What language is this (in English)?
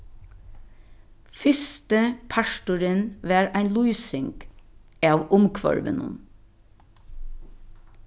Faroese